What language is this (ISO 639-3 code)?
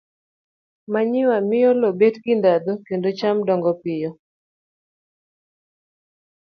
luo